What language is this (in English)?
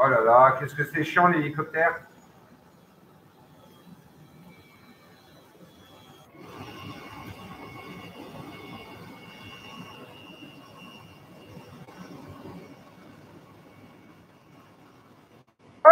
French